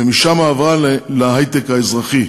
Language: Hebrew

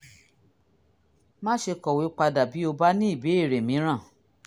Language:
Yoruba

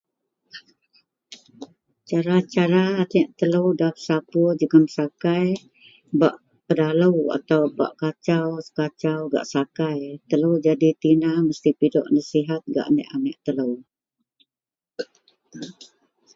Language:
Central Melanau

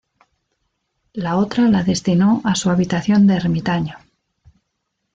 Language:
Spanish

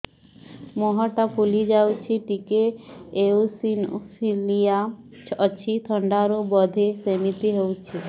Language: Odia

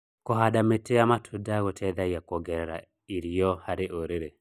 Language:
Kikuyu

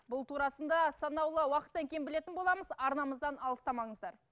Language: Kazakh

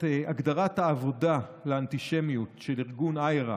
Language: Hebrew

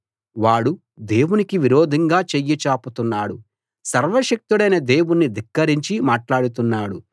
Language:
Telugu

